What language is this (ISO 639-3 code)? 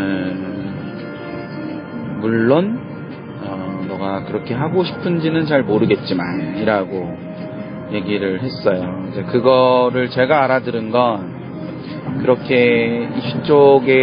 kor